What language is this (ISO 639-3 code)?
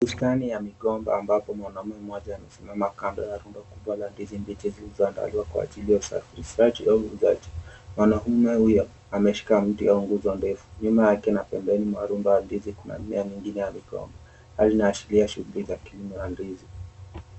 swa